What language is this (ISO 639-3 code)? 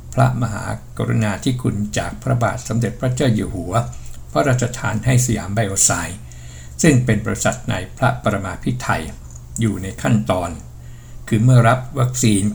tha